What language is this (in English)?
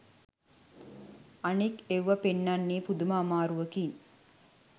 Sinhala